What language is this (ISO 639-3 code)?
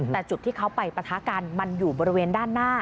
tha